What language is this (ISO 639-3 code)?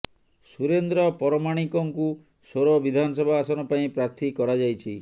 ori